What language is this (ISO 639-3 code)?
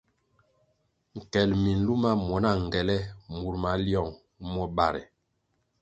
nmg